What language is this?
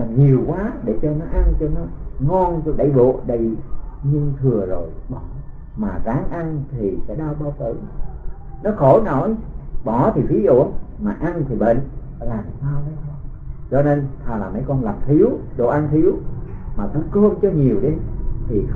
Vietnamese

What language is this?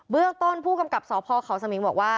Thai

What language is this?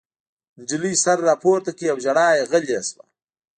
Pashto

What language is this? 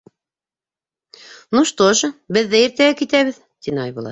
Bashkir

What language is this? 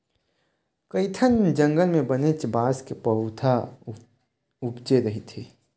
Chhattisgarhi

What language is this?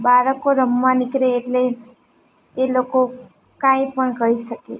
Gujarati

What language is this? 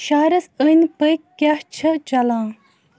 Kashmiri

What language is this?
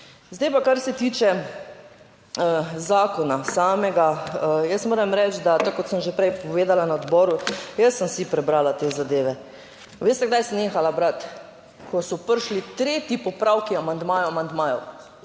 Slovenian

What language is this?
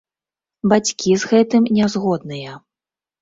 Belarusian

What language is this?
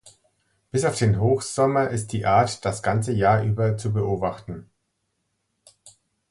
German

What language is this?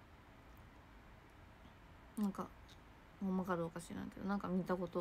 Japanese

